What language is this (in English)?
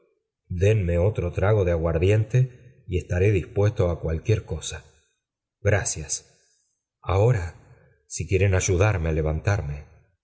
Spanish